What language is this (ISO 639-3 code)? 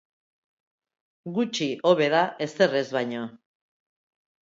eus